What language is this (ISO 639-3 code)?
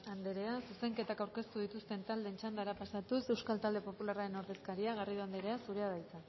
eus